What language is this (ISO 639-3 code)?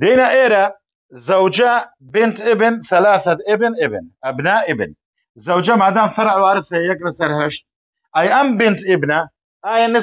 ara